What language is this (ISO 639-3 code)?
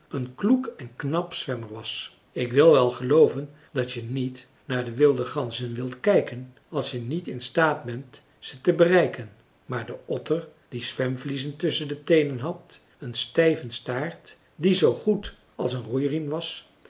nld